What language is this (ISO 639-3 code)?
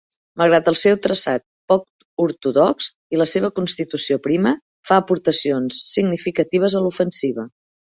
cat